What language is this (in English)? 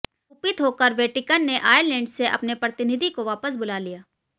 Hindi